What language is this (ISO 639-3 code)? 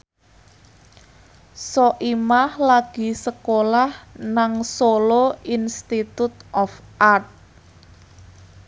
jav